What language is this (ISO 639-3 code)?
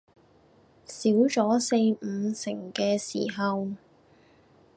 yue